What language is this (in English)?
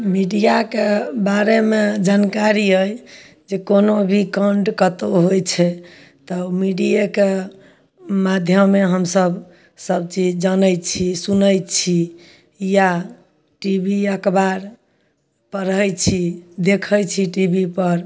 Maithili